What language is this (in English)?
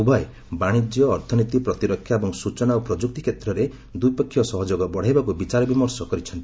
Odia